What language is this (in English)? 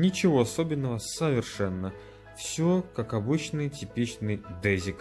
Russian